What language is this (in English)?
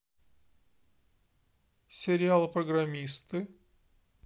Russian